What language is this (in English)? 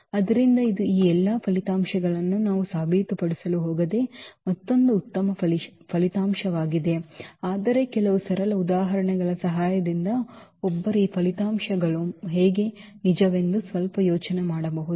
Kannada